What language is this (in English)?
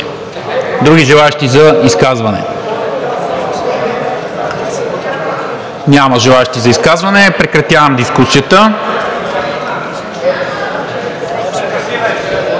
Bulgarian